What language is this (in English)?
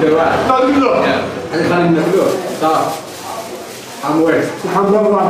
Arabic